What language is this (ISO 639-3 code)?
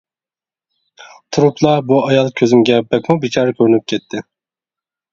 uig